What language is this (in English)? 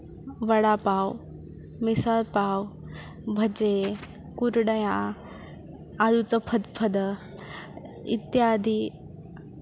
Sanskrit